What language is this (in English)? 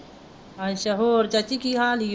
Punjabi